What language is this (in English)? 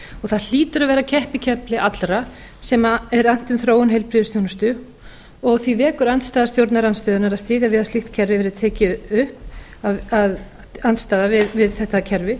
Icelandic